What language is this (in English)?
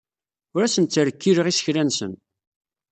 Kabyle